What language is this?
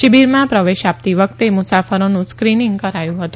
Gujarati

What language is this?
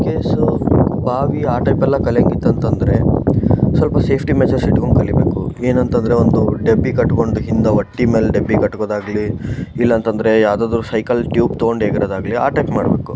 Kannada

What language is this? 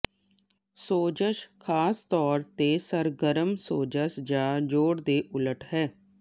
Punjabi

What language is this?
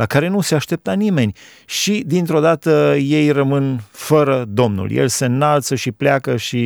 Romanian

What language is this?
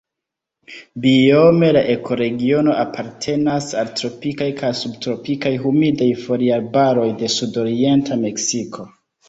Esperanto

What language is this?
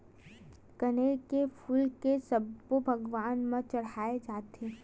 Chhattisgarhi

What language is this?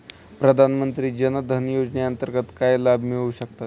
Marathi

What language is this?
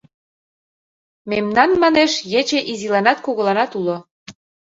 Mari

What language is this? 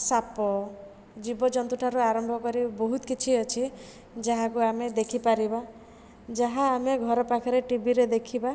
Odia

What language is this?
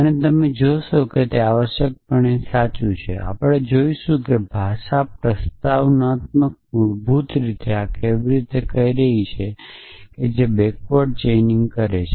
Gujarati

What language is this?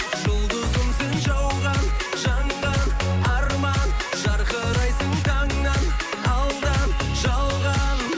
Kazakh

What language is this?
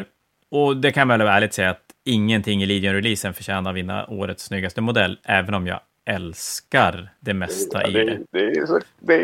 Swedish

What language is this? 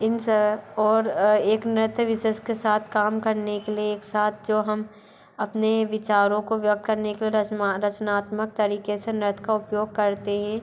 Hindi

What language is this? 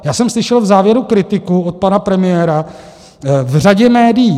Czech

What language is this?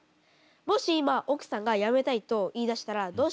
Japanese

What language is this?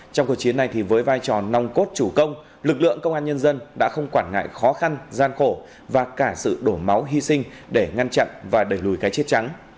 Vietnamese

